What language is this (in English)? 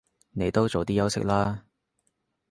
Cantonese